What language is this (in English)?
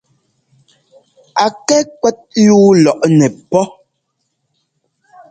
Ngomba